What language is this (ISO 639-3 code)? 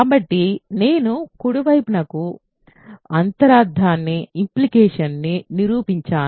tel